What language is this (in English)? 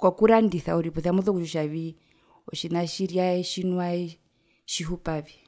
Herero